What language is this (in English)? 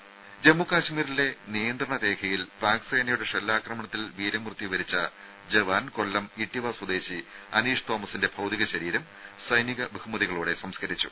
Malayalam